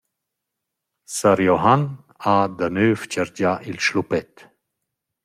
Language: Romansh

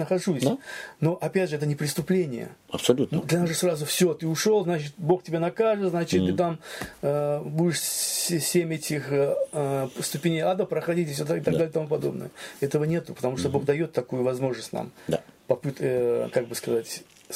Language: Russian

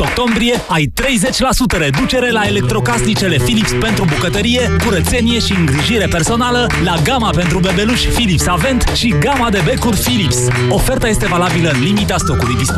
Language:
Romanian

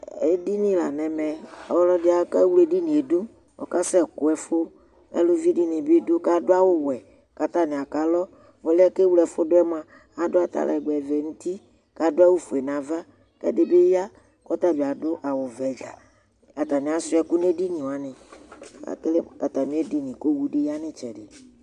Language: Ikposo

